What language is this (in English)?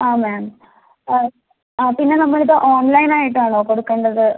Malayalam